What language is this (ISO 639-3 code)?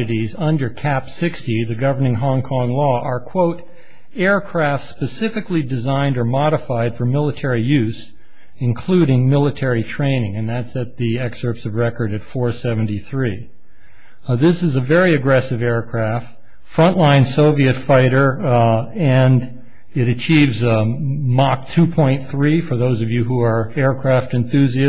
eng